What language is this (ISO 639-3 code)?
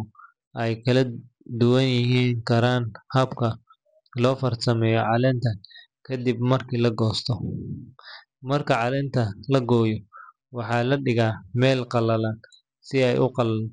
som